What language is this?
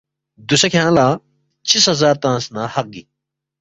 Balti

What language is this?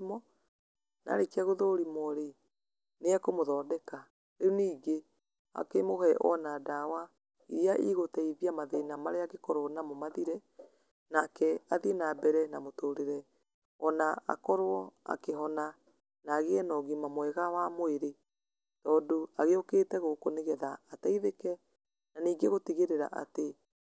Kikuyu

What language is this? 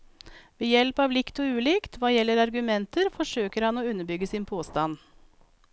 Norwegian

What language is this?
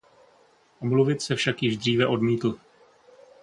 Czech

